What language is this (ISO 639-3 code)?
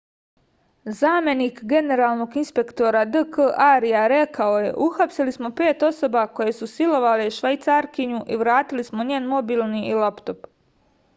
srp